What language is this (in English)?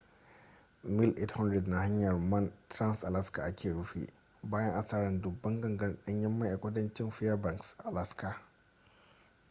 Hausa